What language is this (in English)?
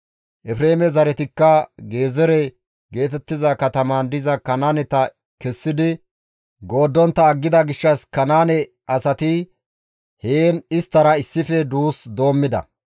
Gamo